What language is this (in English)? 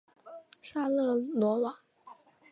Chinese